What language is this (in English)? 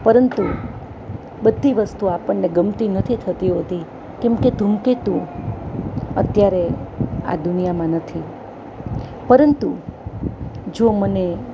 Gujarati